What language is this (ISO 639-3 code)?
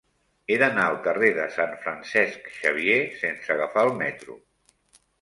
cat